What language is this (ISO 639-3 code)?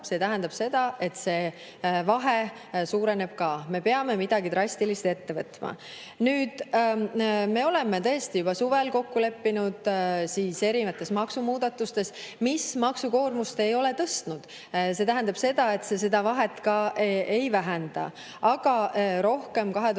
est